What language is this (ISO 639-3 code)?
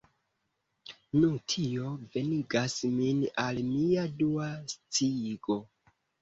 epo